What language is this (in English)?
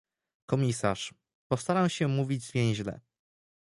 Polish